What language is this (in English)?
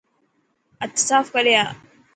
Dhatki